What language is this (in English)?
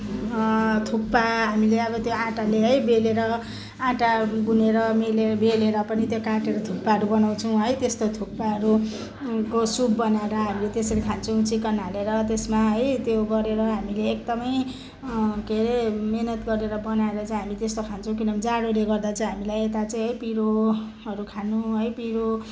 Nepali